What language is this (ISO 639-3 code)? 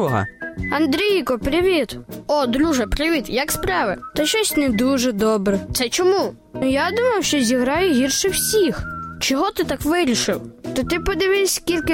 ukr